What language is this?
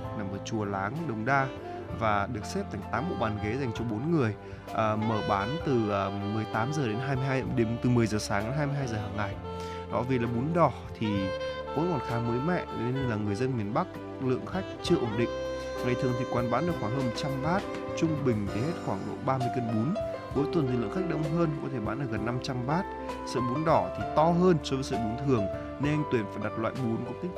Vietnamese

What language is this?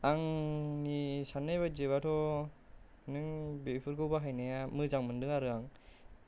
Bodo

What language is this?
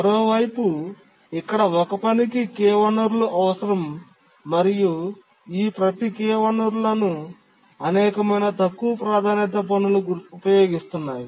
Telugu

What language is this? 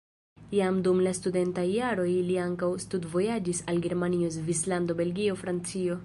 Esperanto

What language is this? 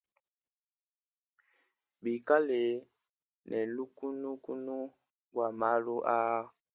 Luba-Lulua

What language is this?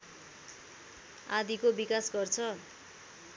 Nepali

